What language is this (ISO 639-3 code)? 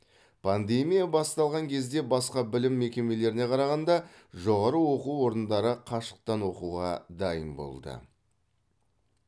kaz